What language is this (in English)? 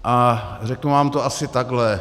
Czech